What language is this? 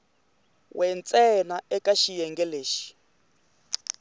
Tsonga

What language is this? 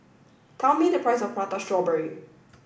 English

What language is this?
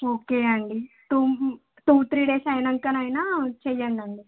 Telugu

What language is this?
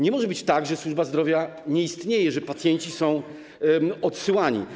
Polish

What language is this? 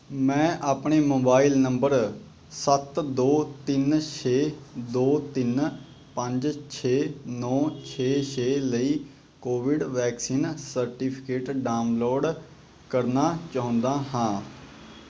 Punjabi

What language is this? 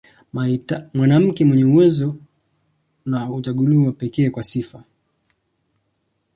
Swahili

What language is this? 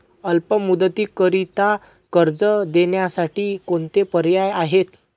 Marathi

